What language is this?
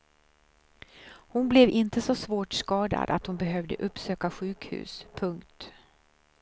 Swedish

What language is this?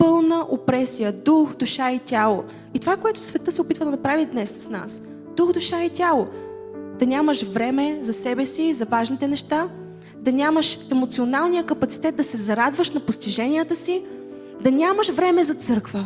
Bulgarian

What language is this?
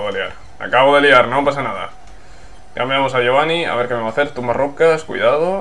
Spanish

